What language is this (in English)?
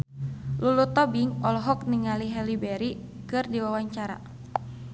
Sundanese